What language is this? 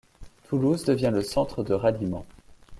French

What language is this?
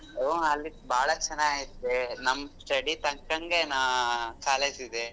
Kannada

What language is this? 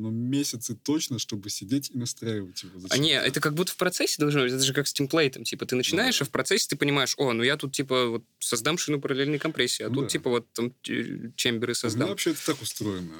Russian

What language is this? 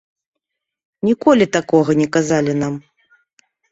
Belarusian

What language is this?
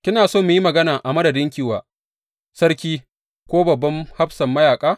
Hausa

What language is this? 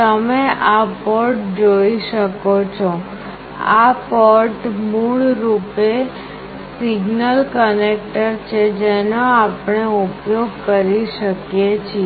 Gujarati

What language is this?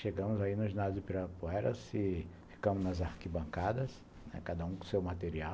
Portuguese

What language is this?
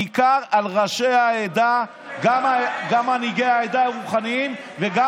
Hebrew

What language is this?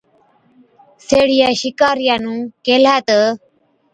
Od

